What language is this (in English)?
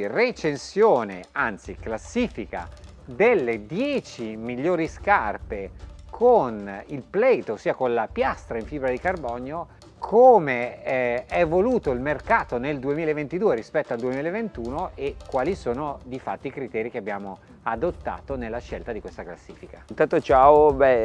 Italian